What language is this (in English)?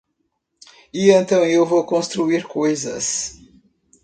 Portuguese